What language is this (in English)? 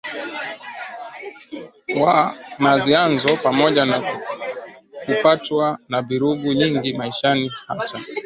Swahili